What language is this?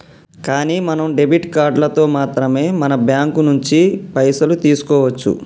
Telugu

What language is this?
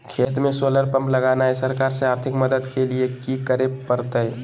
Magahi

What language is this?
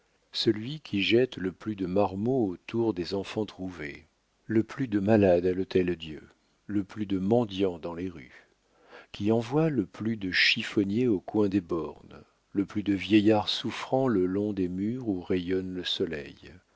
French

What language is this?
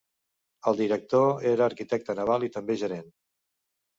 Catalan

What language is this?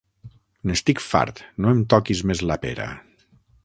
Catalan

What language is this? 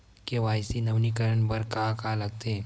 Chhattisgarhi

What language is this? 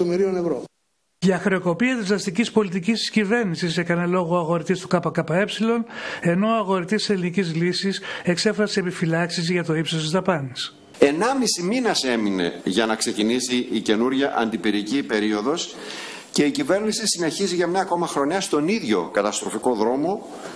Greek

